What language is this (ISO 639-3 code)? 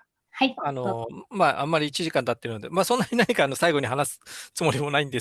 jpn